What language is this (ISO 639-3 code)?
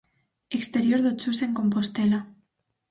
glg